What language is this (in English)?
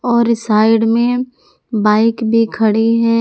Hindi